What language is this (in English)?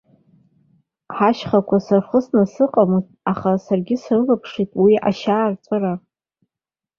Abkhazian